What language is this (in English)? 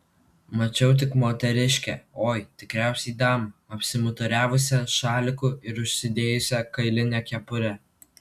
Lithuanian